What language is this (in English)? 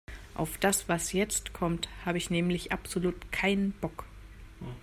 German